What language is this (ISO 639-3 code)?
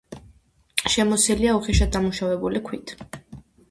kat